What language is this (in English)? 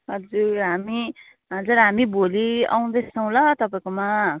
Nepali